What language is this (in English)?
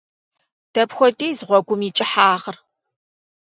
Kabardian